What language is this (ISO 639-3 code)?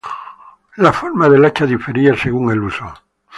spa